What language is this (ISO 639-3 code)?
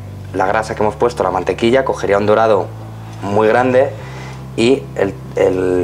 spa